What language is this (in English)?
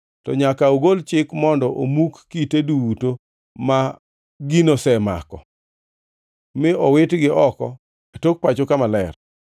Luo (Kenya and Tanzania)